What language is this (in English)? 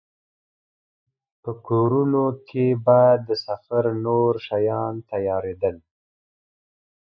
Pashto